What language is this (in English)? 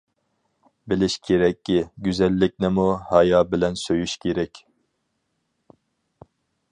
Uyghur